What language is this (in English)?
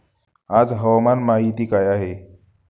Marathi